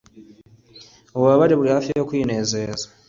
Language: Kinyarwanda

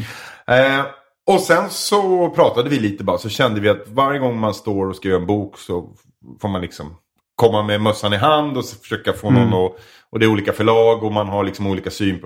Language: Swedish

